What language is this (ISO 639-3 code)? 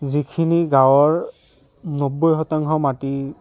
asm